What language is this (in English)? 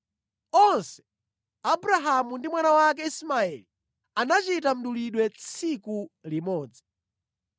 Nyanja